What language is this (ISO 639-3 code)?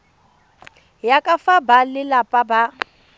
tsn